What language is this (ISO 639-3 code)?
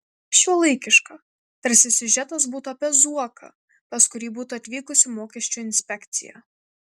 lit